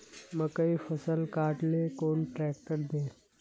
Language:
Magahi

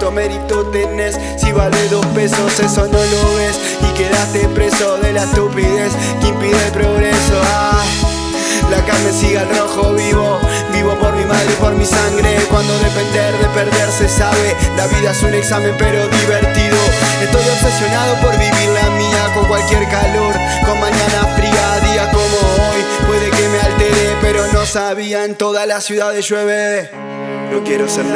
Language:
Spanish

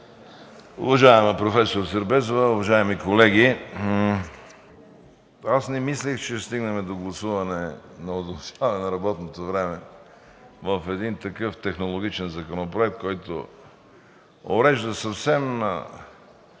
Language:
Bulgarian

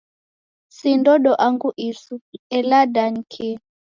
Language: Taita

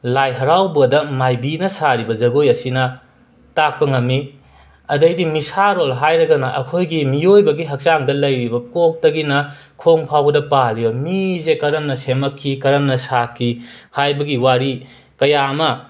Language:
Manipuri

